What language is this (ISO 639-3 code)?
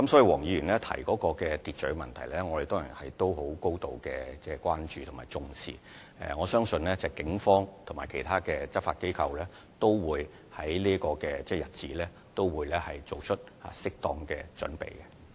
yue